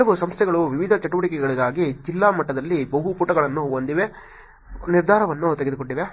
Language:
Kannada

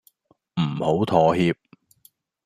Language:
Cantonese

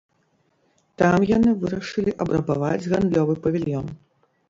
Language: Belarusian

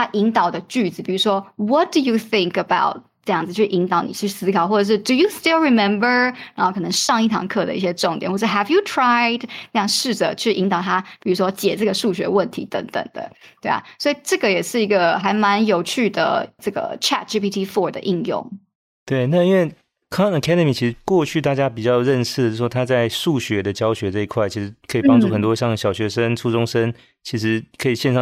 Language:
Chinese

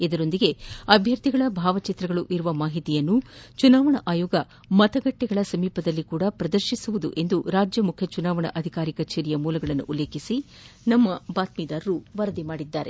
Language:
Kannada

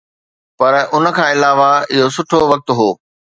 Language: Sindhi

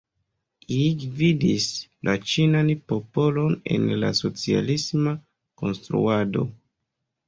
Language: Esperanto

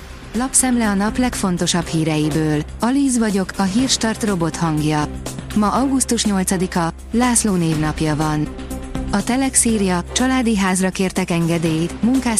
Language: Hungarian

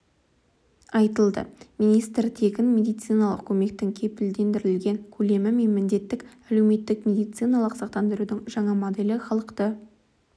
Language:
Kazakh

